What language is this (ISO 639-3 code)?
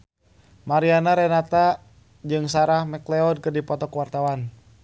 sun